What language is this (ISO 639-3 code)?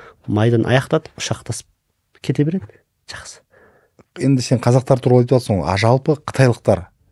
tur